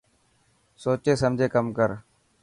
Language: Dhatki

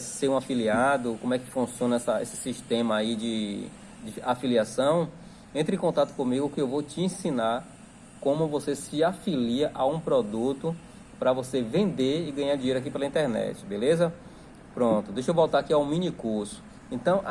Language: Portuguese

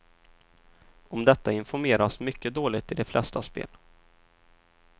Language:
Swedish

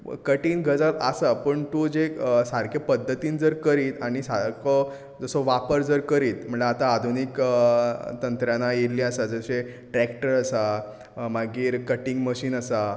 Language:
Konkani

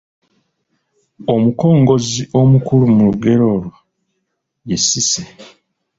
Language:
Ganda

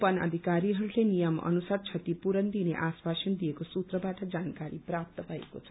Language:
Nepali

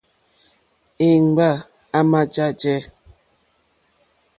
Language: Mokpwe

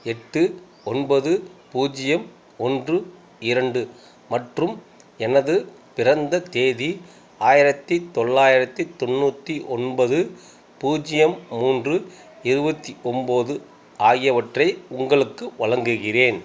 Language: Tamil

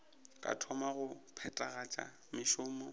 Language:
Northern Sotho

